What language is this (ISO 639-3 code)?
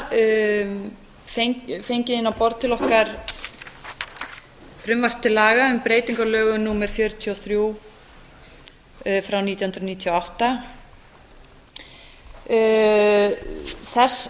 isl